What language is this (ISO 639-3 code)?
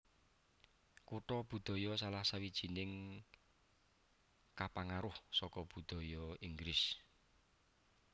jav